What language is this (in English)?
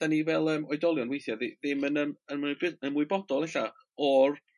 Welsh